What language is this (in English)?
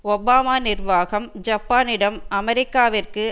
Tamil